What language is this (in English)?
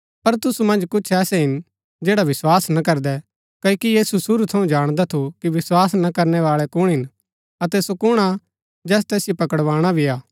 Gaddi